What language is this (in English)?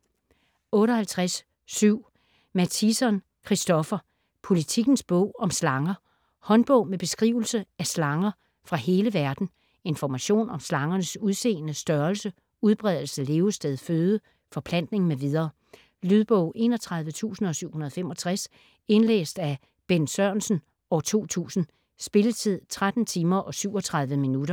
Danish